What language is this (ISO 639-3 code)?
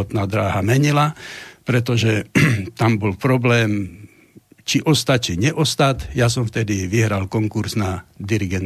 slk